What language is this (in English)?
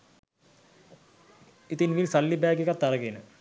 Sinhala